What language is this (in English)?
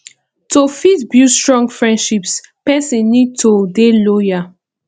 Nigerian Pidgin